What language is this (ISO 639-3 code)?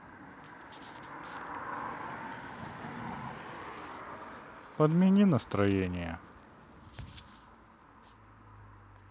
rus